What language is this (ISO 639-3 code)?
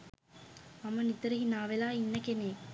sin